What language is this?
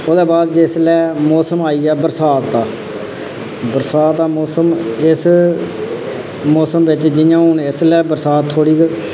Dogri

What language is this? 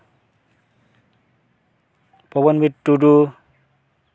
Santali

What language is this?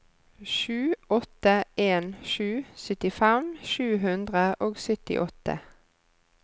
Norwegian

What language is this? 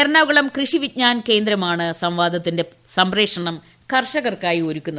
Malayalam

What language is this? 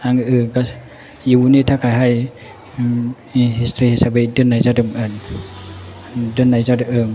Bodo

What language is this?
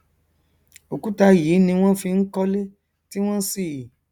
Yoruba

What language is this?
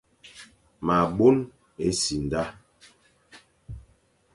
Fang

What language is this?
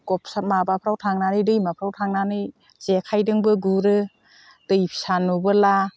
Bodo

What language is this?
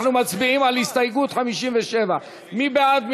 Hebrew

